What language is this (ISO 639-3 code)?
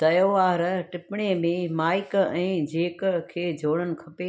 snd